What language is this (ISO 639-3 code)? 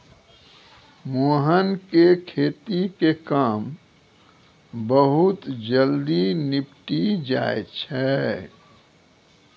mai